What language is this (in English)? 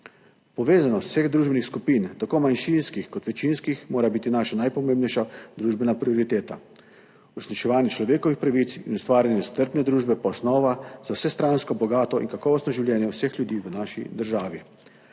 Slovenian